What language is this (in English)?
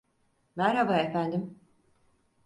Turkish